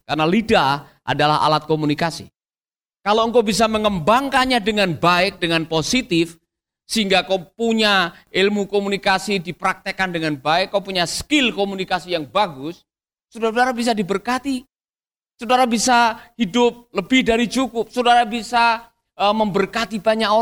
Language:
Indonesian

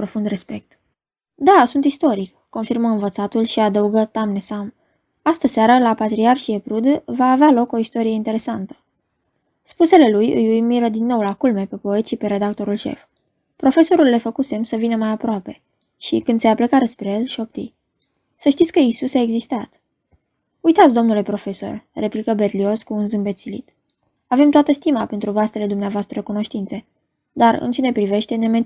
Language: Romanian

